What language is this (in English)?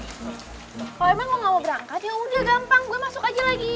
Indonesian